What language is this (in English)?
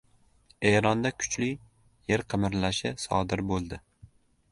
Uzbek